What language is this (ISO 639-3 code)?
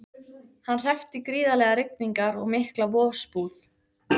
isl